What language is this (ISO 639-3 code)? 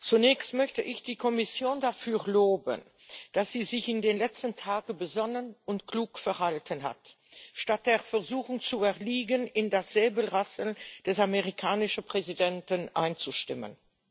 deu